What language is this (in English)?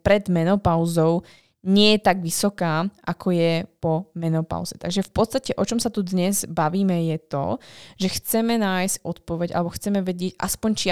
Slovak